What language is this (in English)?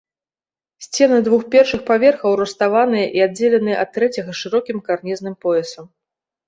Belarusian